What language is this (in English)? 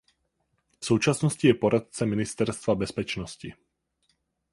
Czech